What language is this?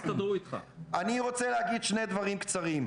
Hebrew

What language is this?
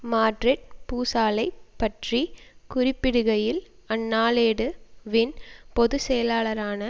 Tamil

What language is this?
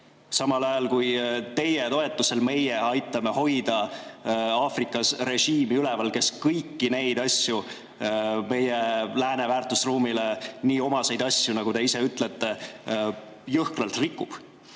Estonian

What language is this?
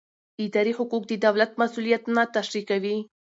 Pashto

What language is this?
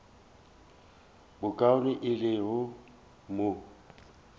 Northern Sotho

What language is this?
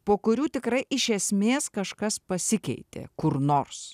Lithuanian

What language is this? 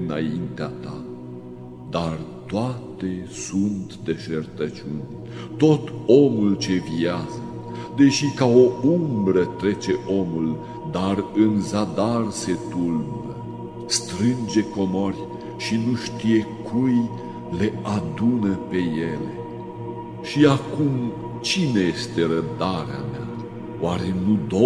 Romanian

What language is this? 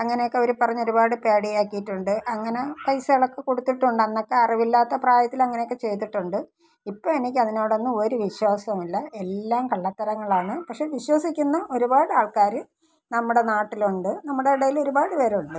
Malayalam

